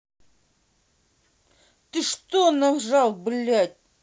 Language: Russian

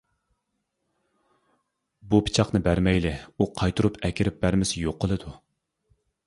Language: Uyghur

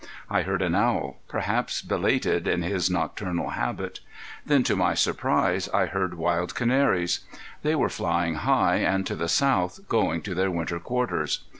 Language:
English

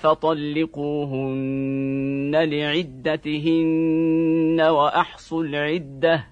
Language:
Arabic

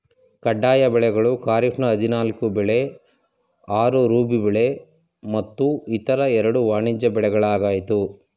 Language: Kannada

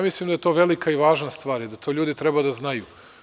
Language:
Serbian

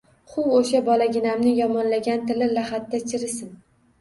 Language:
Uzbek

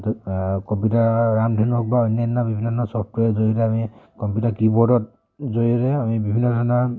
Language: Assamese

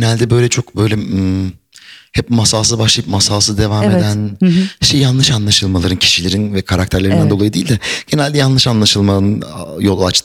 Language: Turkish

